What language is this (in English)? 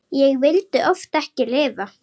Icelandic